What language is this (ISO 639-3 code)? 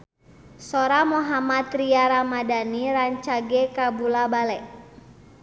sun